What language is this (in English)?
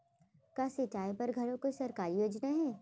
Chhattisgarhi